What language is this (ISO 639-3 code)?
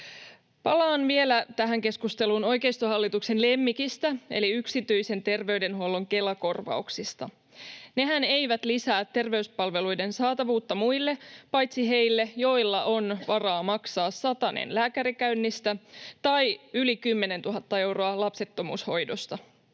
fin